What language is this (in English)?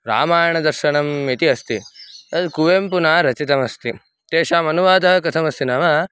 Sanskrit